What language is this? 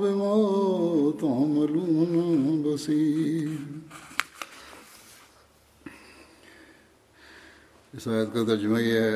Urdu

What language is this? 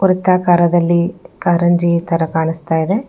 Kannada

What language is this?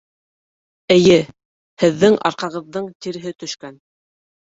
Bashkir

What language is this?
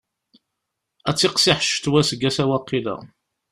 Kabyle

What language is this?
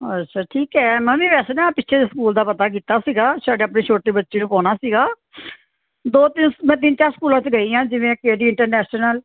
Punjabi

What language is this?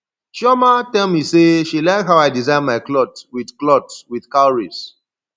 Nigerian Pidgin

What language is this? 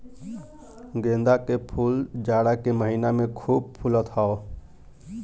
Bhojpuri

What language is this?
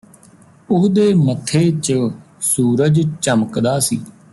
Punjabi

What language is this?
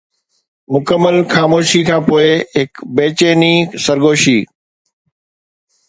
Sindhi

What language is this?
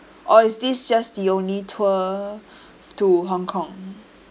English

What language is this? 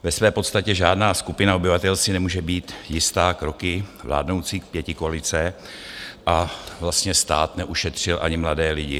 Czech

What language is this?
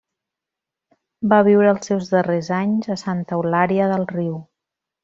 Catalan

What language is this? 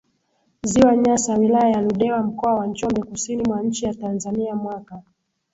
Swahili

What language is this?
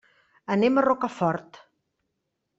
Catalan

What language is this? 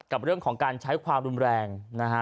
Thai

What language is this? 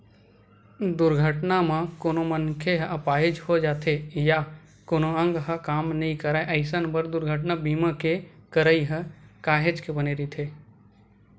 Chhattisgarhi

